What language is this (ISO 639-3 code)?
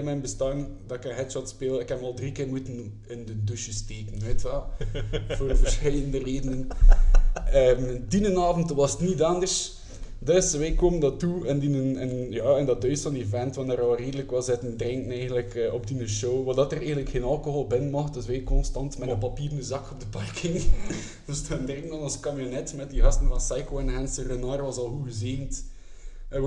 nld